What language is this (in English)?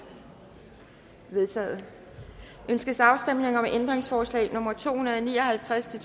Danish